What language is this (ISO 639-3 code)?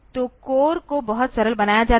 hin